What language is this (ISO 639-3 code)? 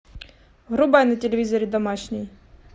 rus